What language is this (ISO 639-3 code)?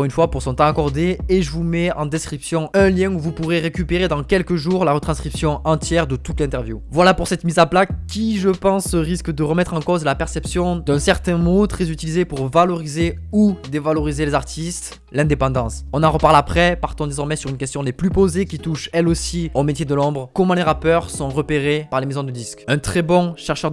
fra